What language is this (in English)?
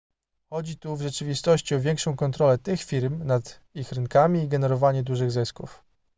Polish